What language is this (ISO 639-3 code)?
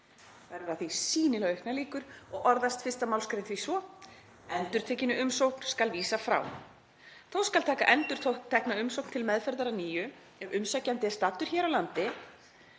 isl